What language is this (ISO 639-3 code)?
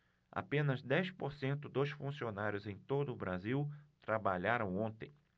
por